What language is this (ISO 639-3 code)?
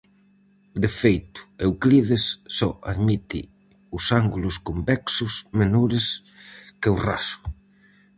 glg